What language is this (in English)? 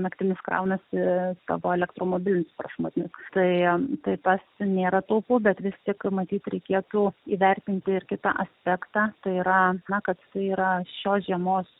Lithuanian